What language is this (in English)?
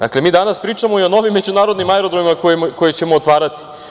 Serbian